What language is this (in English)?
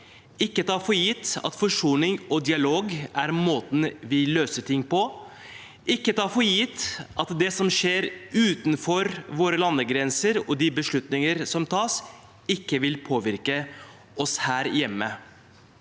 Norwegian